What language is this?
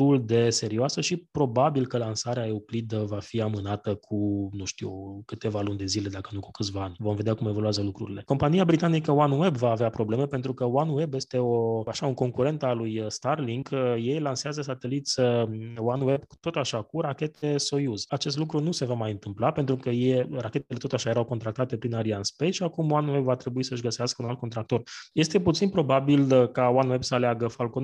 Romanian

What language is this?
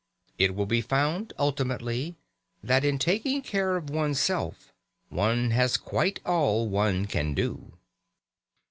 English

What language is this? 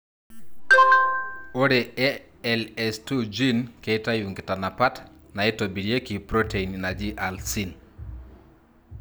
Masai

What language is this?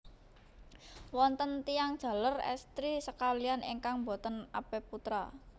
Javanese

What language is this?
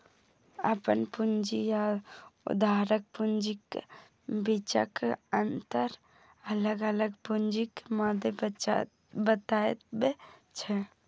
Maithili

